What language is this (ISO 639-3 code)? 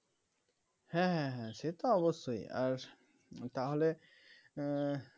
ben